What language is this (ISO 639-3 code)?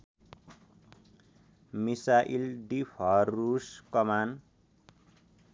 nep